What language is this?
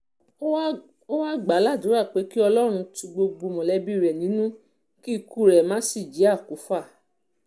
Yoruba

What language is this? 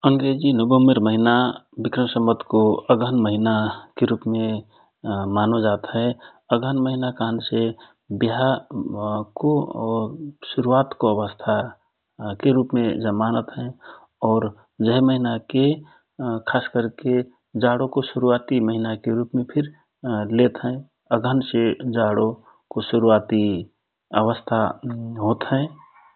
Rana Tharu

